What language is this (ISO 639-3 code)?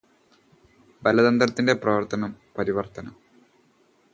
mal